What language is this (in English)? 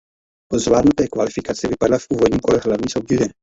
Czech